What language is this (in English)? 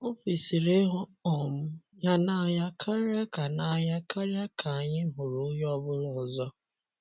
Igbo